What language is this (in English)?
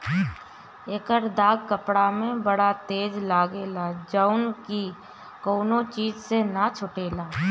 Bhojpuri